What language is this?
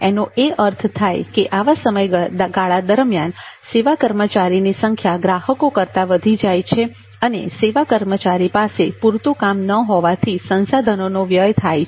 Gujarati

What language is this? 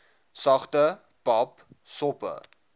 Afrikaans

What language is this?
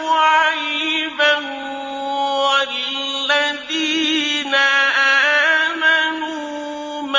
Arabic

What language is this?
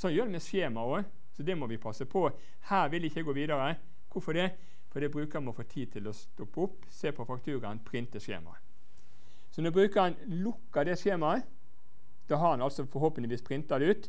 Norwegian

